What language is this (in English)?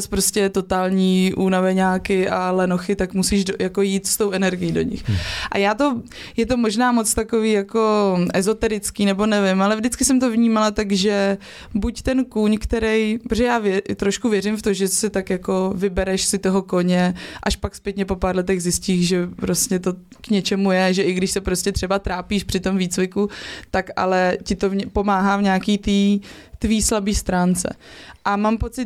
Czech